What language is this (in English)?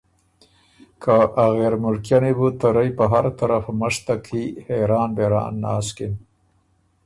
Ormuri